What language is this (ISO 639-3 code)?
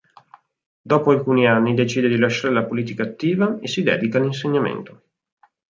ita